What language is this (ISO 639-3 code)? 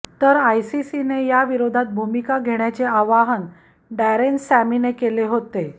mar